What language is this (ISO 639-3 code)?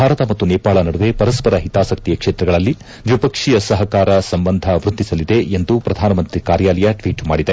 kan